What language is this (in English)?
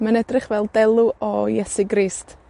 Welsh